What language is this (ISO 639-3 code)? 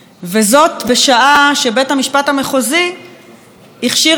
heb